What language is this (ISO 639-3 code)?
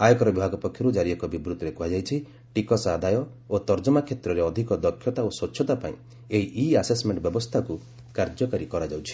ori